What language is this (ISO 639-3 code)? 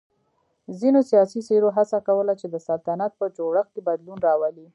pus